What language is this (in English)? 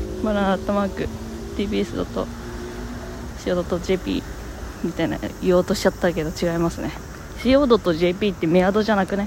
Japanese